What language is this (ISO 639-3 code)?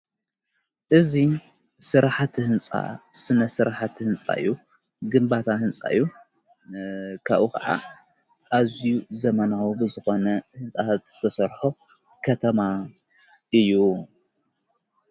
tir